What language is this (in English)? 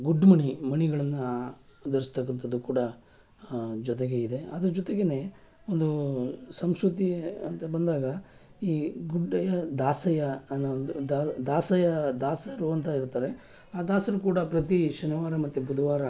Kannada